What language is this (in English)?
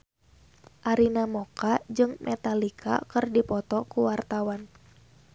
Sundanese